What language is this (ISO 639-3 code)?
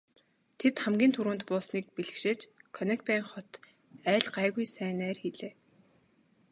mon